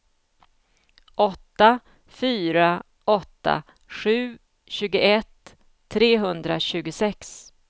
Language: Swedish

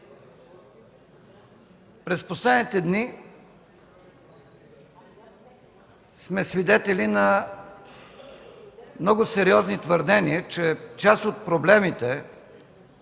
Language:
Bulgarian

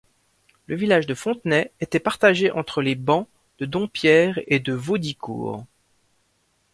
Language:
French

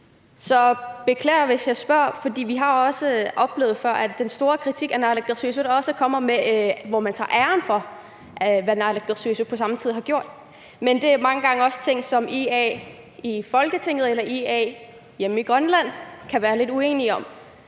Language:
Danish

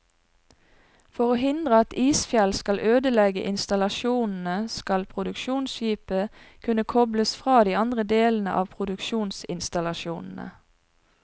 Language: Norwegian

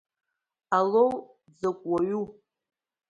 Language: Abkhazian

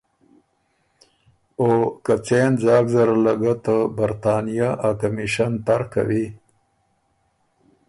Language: Ormuri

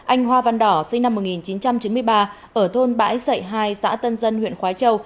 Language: Vietnamese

